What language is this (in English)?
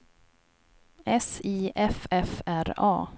Swedish